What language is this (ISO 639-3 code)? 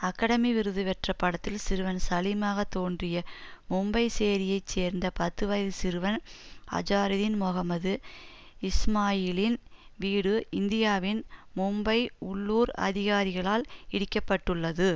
tam